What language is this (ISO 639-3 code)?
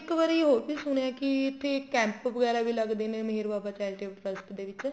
pan